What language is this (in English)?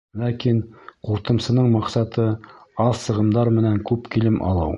Bashkir